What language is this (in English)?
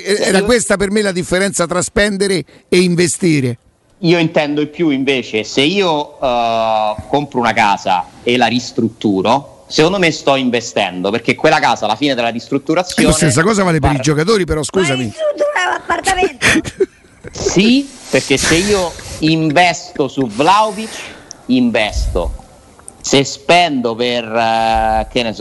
Italian